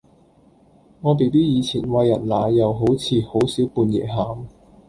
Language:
Cantonese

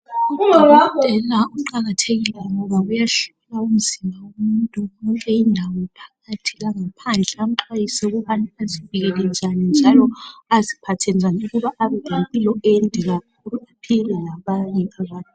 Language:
North Ndebele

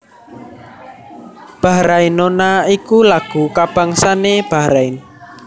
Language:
Javanese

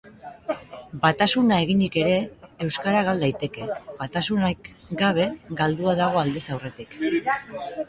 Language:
Basque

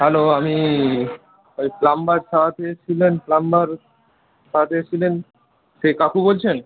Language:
Bangla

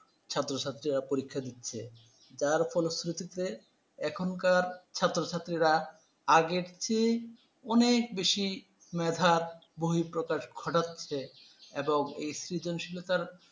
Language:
Bangla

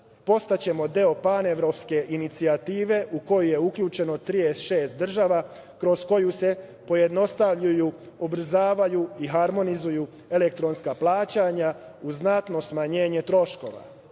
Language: Serbian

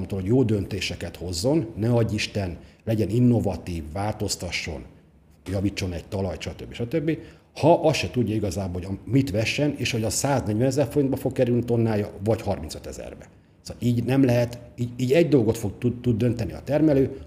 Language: Hungarian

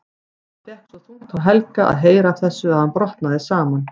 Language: Icelandic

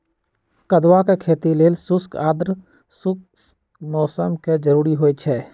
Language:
Magahi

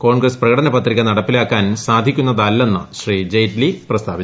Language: Malayalam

